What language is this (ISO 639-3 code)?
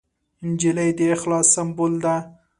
pus